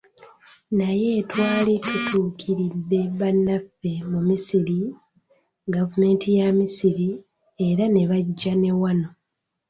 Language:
Ganda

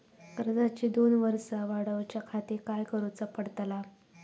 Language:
Marathi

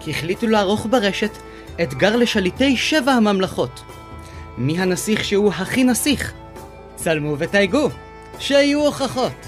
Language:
Hebrew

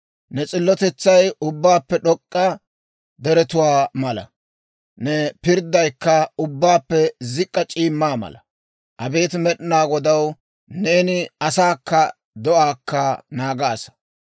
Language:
Dawro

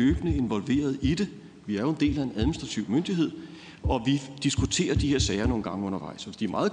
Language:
Danish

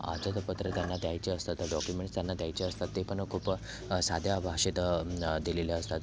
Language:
Marathi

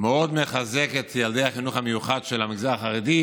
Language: Hebrew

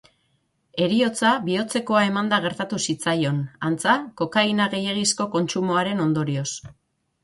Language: Basque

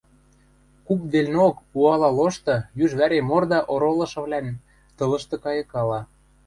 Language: Western Mari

